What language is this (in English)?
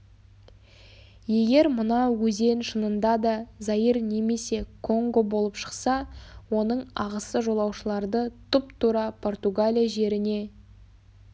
Kazakh